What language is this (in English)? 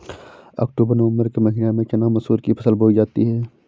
Hindi